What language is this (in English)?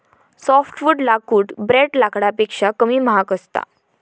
Marathi